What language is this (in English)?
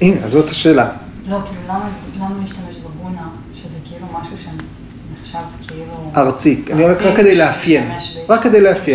Hebrew